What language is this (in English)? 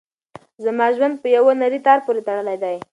Pashto